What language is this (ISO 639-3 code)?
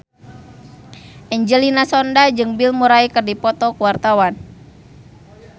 sun